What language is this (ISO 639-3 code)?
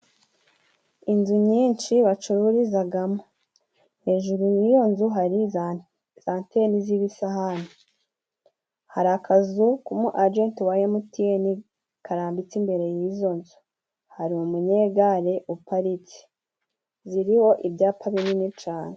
kin